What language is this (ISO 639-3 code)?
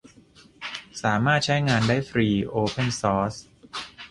tha